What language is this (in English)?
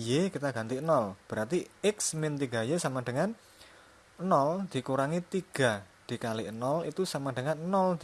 Indonesian